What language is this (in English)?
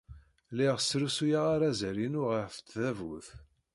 Kabyle